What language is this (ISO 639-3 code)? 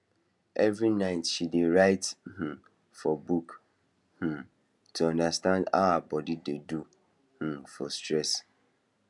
pcm